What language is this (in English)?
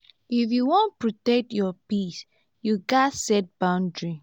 Nigerian Pidgin